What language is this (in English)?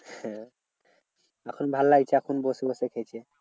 Bangla